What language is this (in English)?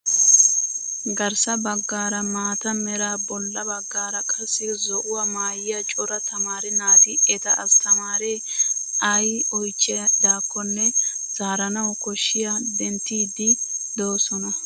Wolaytta